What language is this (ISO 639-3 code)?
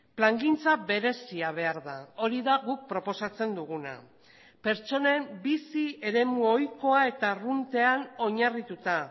eus